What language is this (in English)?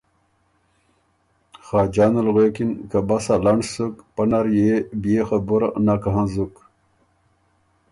Ormuri